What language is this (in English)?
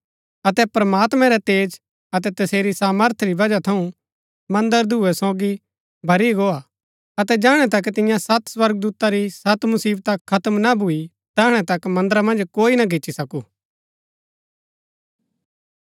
Gaddi